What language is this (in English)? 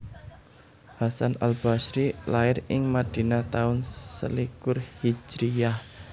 Javanese